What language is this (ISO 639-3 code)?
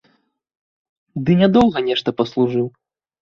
bel